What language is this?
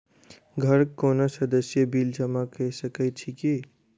Maithili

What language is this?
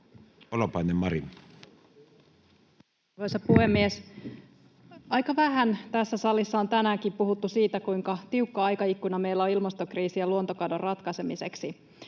Finnish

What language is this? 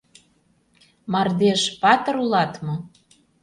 Mari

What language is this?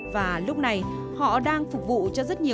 Vietnamese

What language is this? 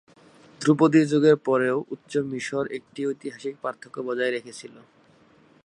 Bangla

